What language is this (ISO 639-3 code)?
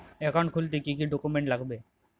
ben